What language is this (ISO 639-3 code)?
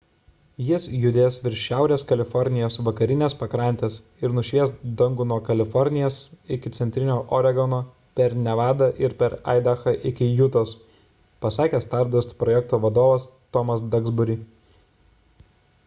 lit